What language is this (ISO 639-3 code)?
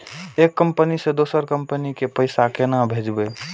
mai